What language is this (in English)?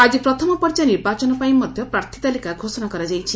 Odia